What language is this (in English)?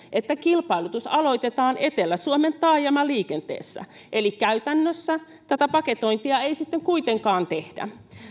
Finnish